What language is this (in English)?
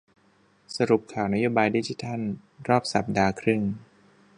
Thai